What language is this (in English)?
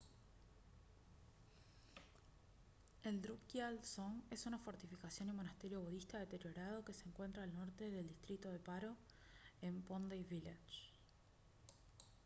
Spanish